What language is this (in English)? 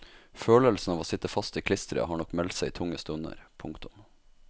Norwegian